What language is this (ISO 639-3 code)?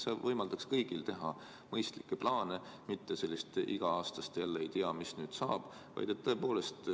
est